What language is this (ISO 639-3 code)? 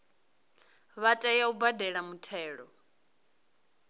ven